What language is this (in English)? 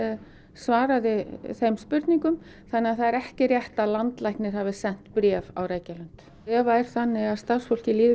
Icelandic